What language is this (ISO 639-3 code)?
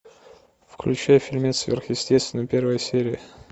rus